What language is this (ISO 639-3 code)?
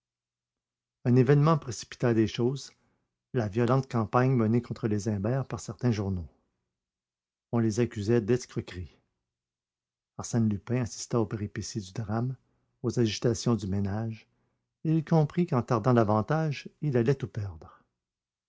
fra